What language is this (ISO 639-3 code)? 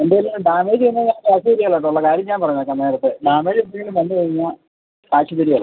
mal